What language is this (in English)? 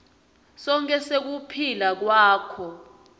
Swati